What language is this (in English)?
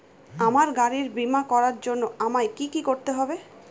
Bangla